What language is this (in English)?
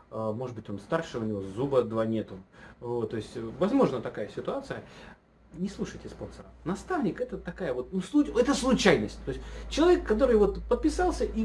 Russian